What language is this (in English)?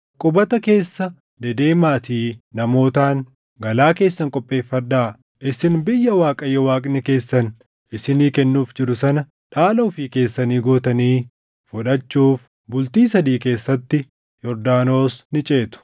Oromo